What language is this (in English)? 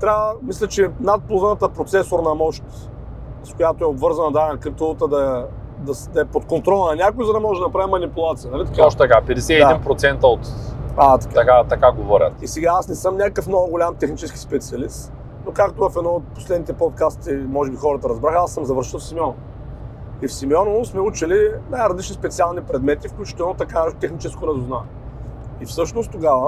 Bulgarian